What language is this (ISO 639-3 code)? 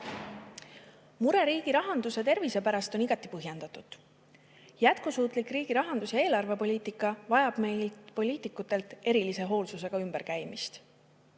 est